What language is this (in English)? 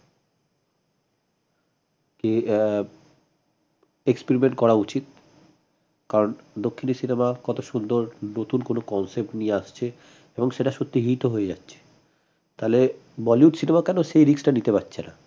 Bangla